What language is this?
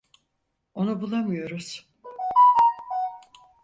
Turkish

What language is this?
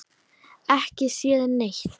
Icelandic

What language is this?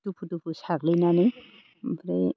Bodo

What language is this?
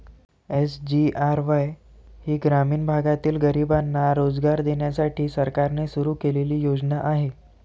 Marathi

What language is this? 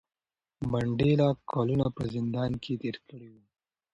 Pashto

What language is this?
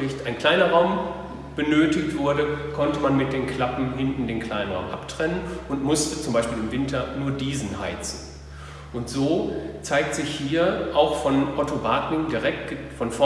German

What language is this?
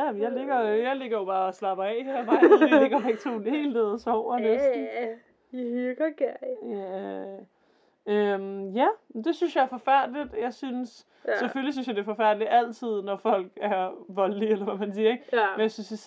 Danish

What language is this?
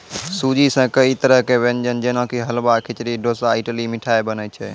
Maithili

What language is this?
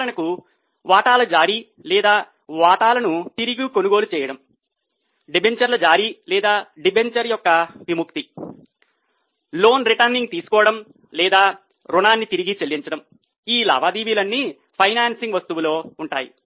Telugu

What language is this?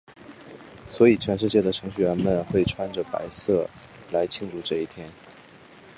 Chinese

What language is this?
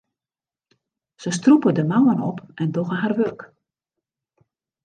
Western Frisian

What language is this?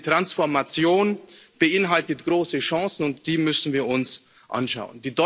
German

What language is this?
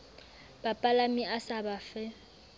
Southern Sotho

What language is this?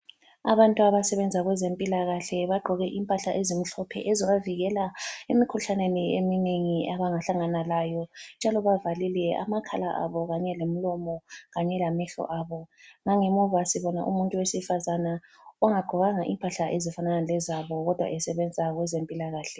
North Ndebele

